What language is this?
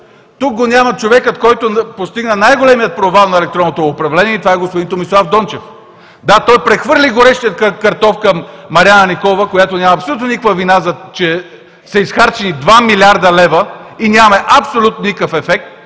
Bulgarian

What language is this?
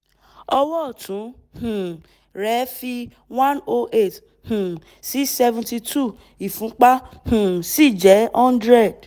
Yoruba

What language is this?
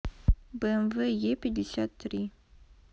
Russian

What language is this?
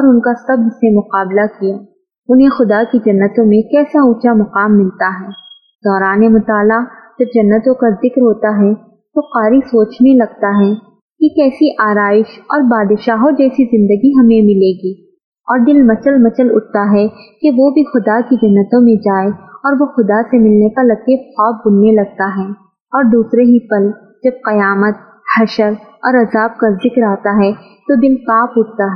Urdu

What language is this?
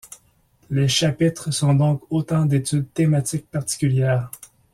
French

